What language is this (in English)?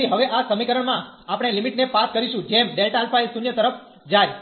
Gujarati